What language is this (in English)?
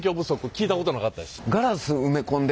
Japanese